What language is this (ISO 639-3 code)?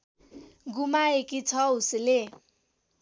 nep